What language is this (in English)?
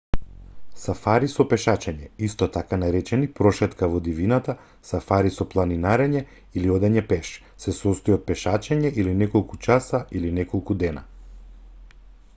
Macedonian